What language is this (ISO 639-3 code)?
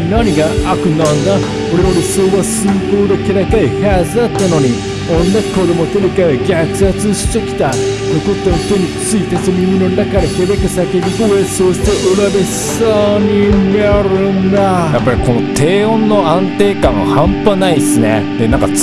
jpn